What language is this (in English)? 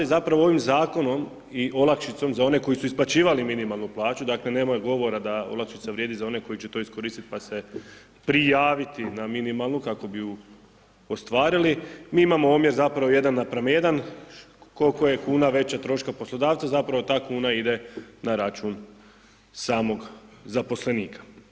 Croatian